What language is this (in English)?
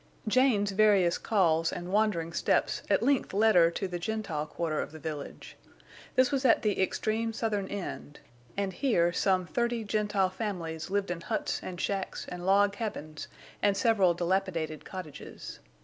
English